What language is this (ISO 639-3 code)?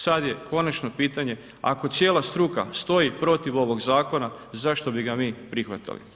hrv